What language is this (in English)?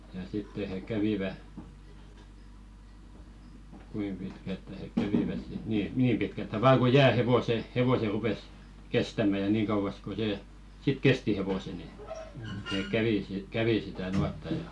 Finnish